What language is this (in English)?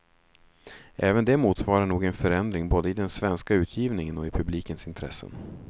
Swedish